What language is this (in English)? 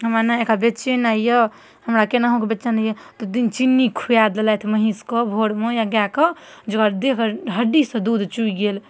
Maithili